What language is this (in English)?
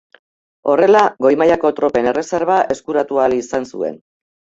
Basque